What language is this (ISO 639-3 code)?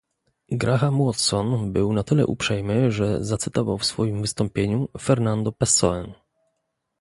pol